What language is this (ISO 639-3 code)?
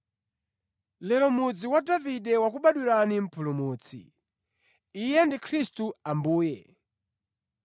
nya